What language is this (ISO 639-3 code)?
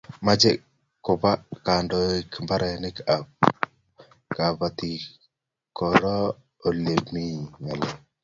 kln